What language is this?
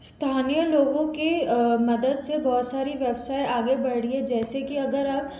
Hindi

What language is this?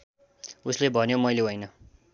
Nepali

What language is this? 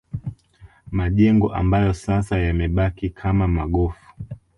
Swahili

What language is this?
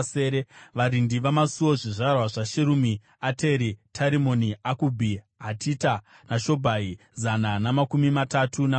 Shona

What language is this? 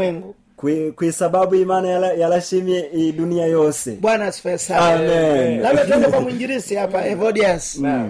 Swahili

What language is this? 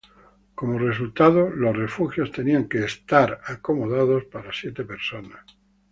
Spanish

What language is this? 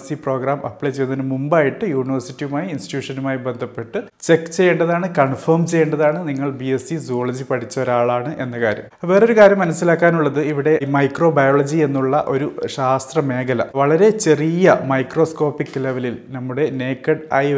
Malayalam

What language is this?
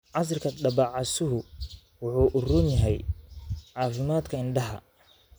Somali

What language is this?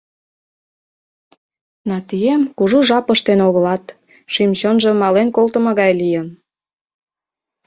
Mari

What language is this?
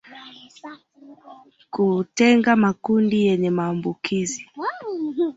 Swahili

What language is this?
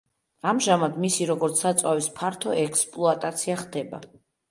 Georgian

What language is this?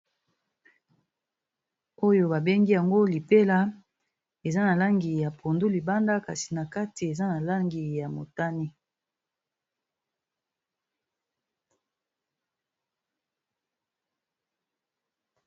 Lingala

